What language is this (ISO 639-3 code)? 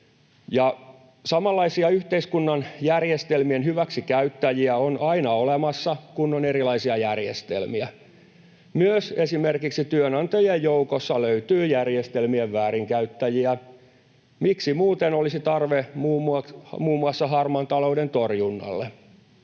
fin